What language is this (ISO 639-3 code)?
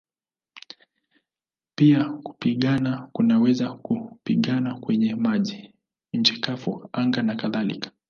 swa